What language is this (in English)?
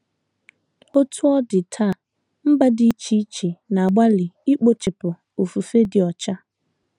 Igbo